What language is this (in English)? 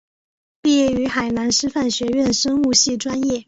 Chinese